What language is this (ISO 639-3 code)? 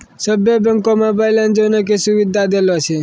mai